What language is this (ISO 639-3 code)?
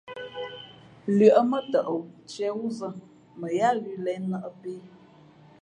fmp